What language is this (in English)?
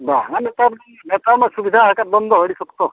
Santali